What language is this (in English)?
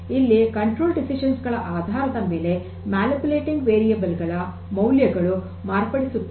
Kannada